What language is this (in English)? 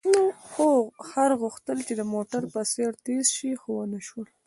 Pashto